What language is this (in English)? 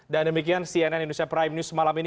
Indonesian